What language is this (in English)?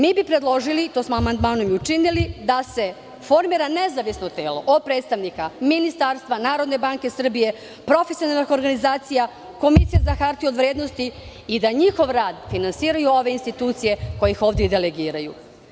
Serbian